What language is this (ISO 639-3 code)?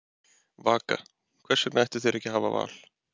isl